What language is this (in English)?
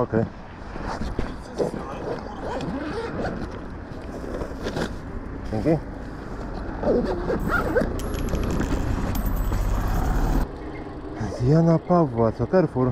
Polish